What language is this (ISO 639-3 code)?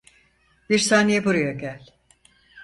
tur